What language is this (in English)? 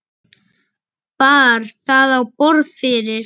Icelandic